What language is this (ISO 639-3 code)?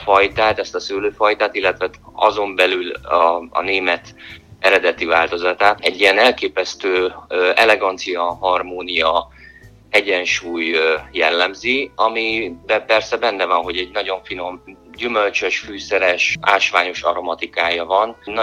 hun